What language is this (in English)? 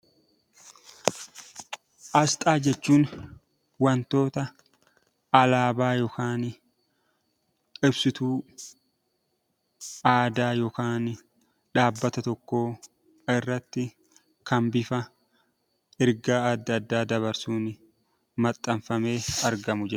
Oromo